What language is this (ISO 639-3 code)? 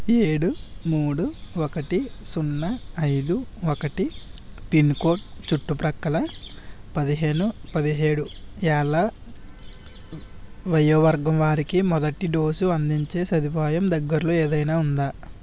tel